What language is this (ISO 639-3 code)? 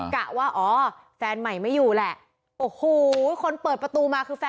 tha